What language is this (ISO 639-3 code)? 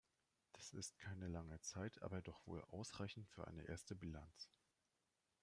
deu